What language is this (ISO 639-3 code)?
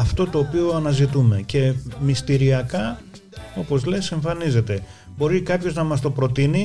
ell